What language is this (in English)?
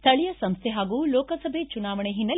Kannada